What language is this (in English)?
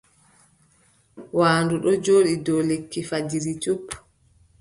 Adamawa Fulfulde